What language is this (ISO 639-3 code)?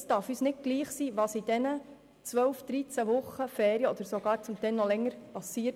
gsw